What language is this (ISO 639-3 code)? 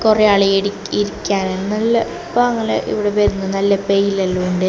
mal